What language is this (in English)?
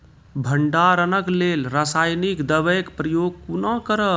Maithili